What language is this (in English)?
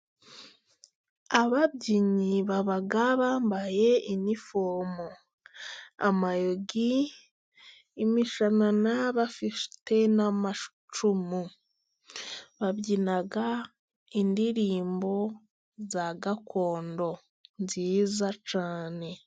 Kinyarwanda